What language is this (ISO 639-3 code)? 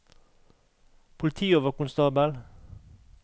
nor